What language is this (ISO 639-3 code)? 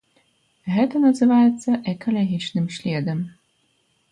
bel